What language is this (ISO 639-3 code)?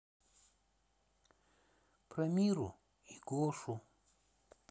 rus